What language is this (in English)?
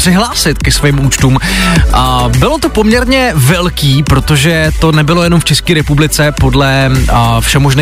Czech